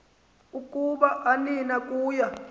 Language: Xhosa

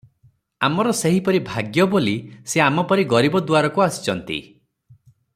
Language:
Odia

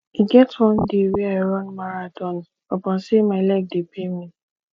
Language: Nigerian Pidgin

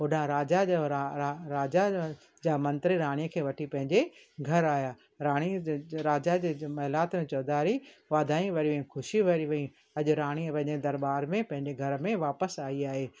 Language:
Sindhi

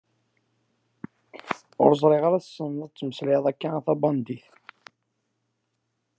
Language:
Kabyle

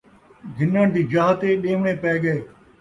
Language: Saraiki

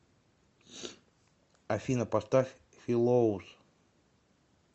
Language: Russian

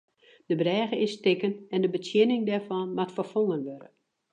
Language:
Western Frisian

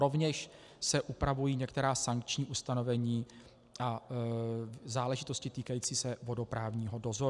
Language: Czech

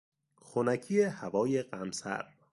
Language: Persian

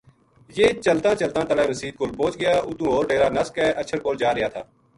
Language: Gujari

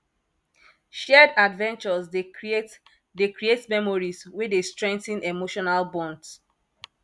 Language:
Nigerian Pidgin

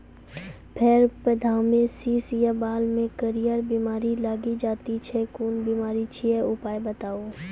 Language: Maithili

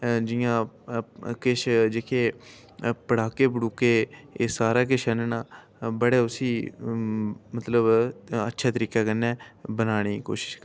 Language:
Dogri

